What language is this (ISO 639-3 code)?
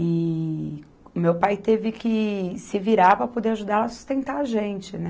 por